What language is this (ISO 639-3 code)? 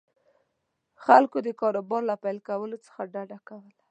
pus